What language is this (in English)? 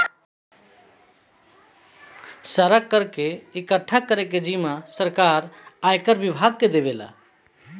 Bhojpuri